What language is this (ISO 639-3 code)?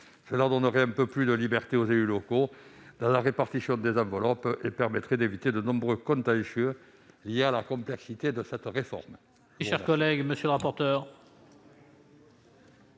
fra